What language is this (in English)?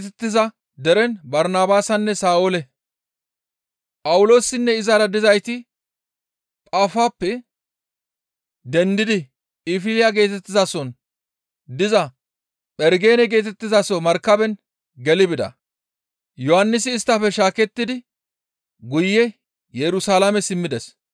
Gamo